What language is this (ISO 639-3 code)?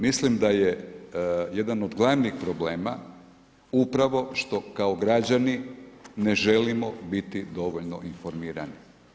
hrv